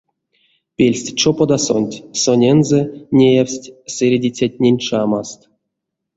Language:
Erzya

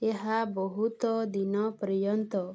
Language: Odia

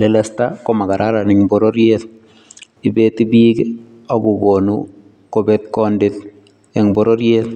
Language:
Kalenjin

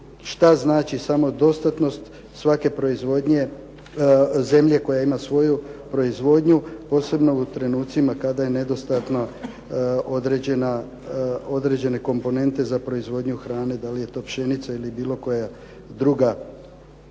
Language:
Croatian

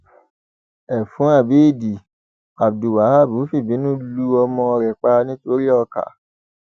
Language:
Yoruba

